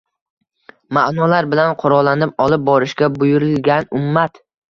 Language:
Uzbek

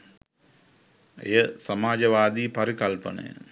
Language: Sinhala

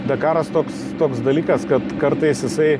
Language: Lithuanian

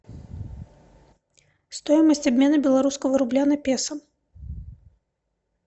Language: Russian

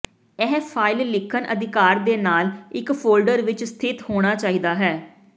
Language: Punjabi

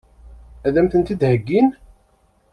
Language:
Kabyle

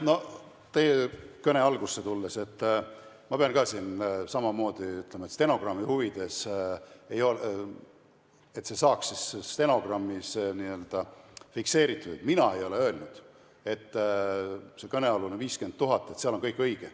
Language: Estonian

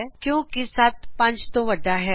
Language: Punjabi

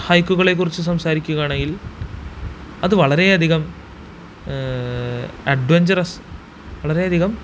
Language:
Malayalam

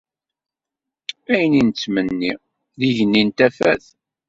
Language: Kabyle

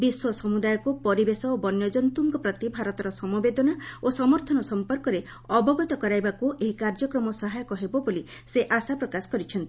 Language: Odia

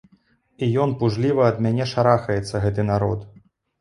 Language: Belarusian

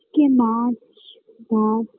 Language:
Bangla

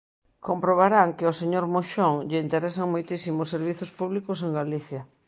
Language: Galician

